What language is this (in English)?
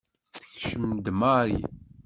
Kabyle